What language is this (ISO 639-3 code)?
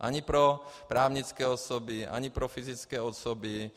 ces